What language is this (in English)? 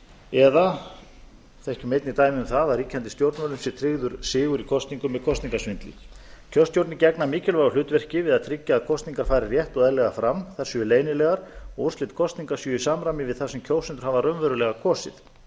Icelandic